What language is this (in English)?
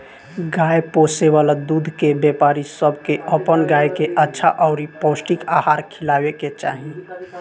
Bhojpuri